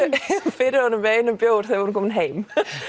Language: Icelandic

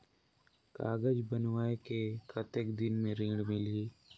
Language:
Chhattisgarhi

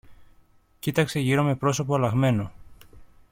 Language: Greek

